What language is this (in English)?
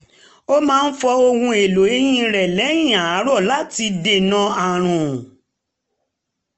Yoruba